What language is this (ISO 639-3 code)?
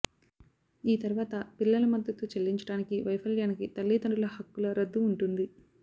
tel